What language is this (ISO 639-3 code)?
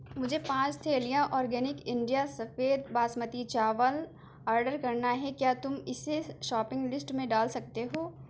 urd